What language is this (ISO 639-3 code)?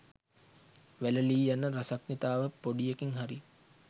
sin